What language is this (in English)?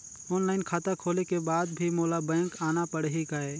Chhattisgarhi